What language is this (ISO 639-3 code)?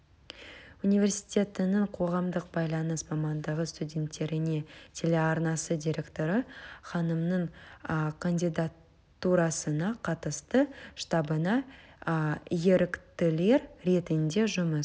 kaz